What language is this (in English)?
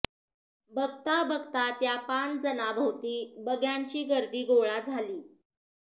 Marathi